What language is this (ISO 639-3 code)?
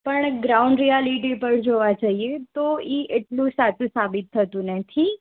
guj